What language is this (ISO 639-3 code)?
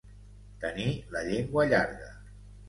cat